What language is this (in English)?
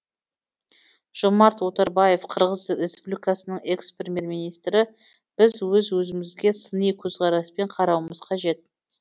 Kazakh